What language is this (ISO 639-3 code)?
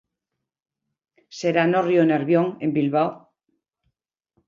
glg